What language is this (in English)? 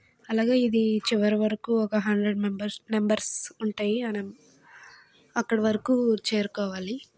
Telugu